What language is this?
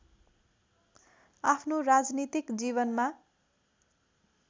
Nepali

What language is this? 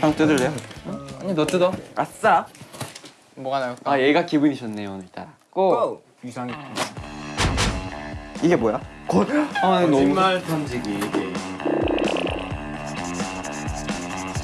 Korean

